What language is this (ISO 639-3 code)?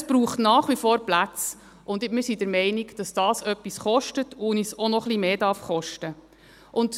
gsw